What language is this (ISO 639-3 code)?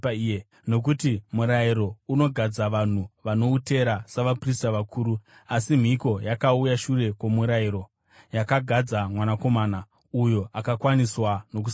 sna